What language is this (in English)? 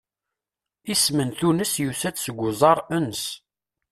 Kabyle